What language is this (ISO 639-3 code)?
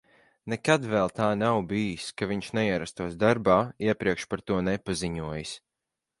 lav